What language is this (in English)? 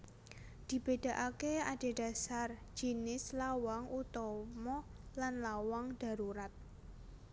Javanese